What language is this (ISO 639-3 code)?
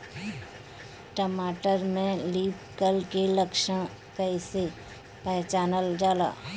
bho